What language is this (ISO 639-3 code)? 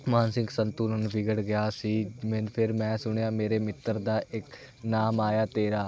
pan